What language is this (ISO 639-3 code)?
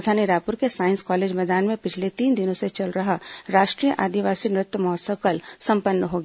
hin